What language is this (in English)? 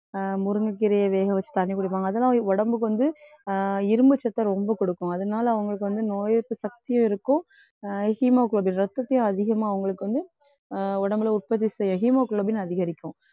Tamil